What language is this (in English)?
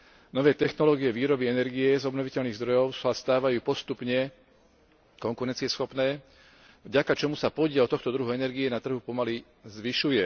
Slovak